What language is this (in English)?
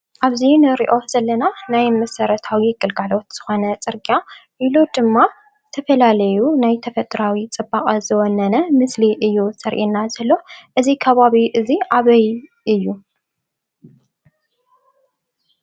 Tigrinya